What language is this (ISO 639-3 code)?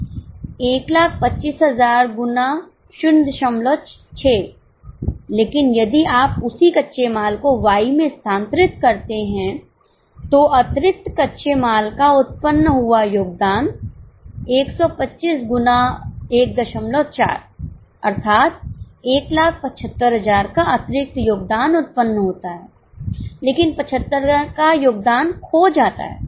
hin